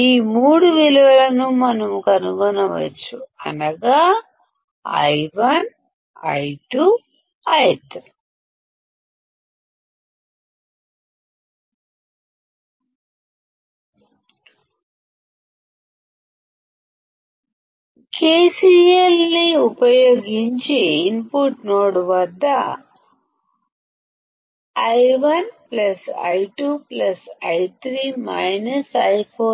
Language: Telugu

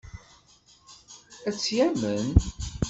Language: Kabyle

